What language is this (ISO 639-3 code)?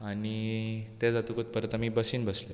kok